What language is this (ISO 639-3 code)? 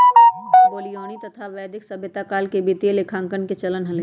mag